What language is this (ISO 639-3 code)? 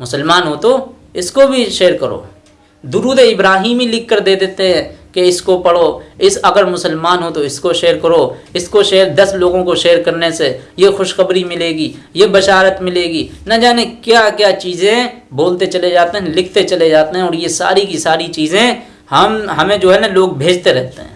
hin